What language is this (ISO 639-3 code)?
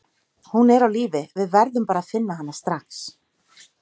isl